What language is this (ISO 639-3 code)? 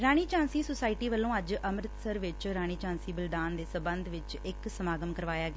pan